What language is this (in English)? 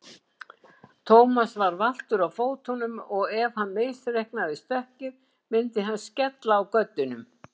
Icelandic